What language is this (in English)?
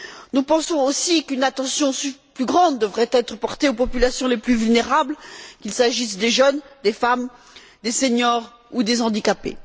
French